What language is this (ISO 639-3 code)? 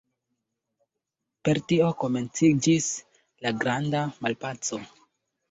epo